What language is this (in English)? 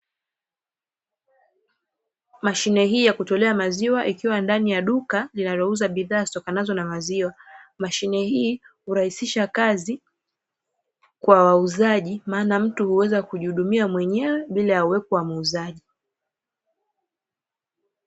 Swahili